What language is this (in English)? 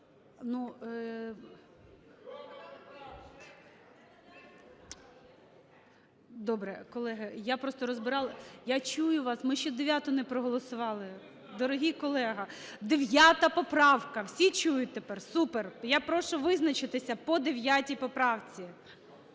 Ukrainian